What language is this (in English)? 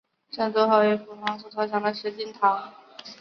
Chinese